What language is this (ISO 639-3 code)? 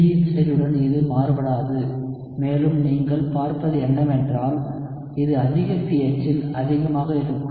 tam